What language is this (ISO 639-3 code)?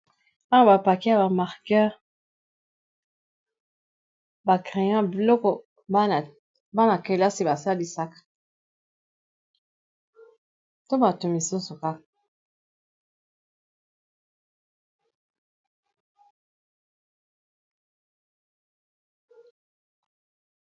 lin